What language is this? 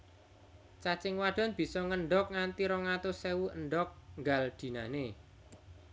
Javanese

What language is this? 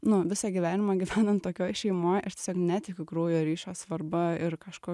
Lithuanian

